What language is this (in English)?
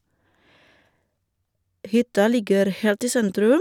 Norwegian